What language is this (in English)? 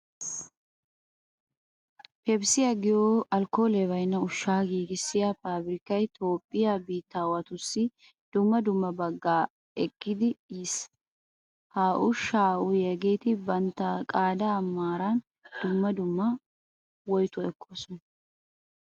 Wolaytta